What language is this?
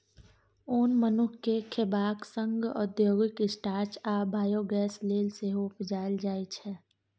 Maithili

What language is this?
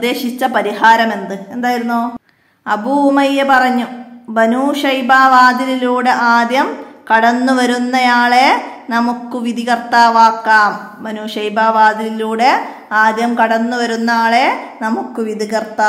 Malayalam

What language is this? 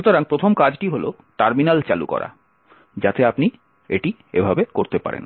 Bangla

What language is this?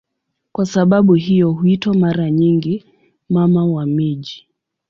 Swahili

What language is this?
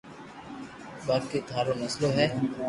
Loarki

